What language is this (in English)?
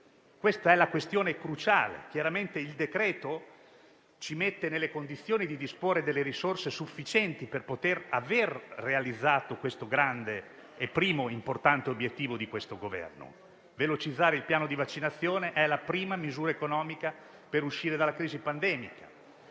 Italian